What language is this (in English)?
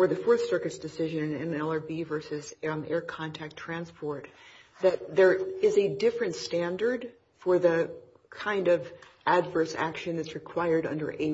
English